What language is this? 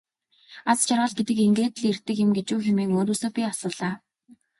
Mongolian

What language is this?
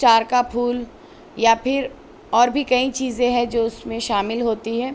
Urdu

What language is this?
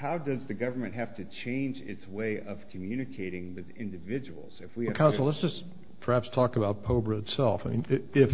English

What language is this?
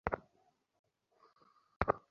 Bangla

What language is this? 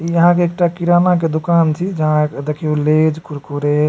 Maithili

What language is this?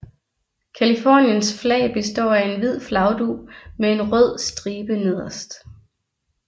Danish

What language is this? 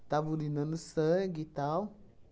Portuguese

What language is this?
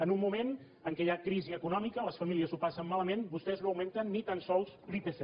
Catalan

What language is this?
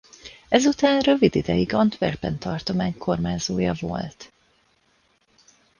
Hungarian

